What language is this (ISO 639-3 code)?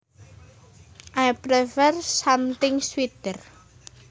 jav